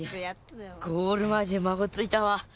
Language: Japanese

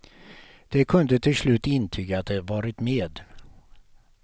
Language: Swedish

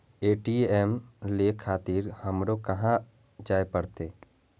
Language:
Maithili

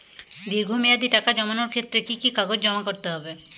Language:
Bangla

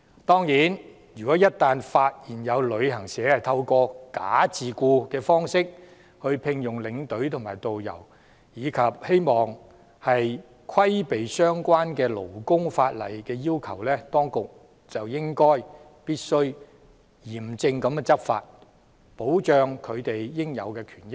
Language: Cantonese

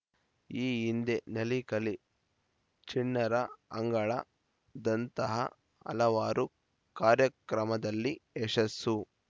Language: Kannada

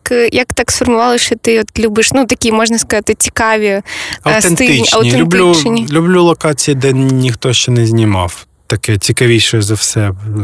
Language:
Ukrainian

